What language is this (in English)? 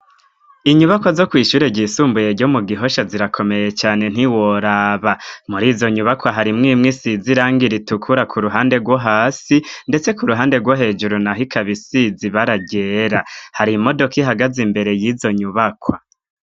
Rundi